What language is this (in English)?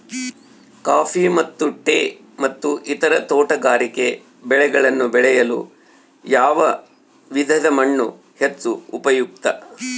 Kannada